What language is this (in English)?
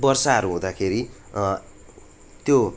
Nepali